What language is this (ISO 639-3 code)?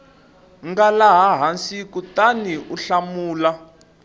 tso